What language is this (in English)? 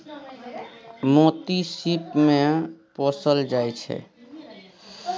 Maithili